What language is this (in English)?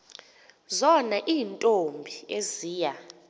Xhosa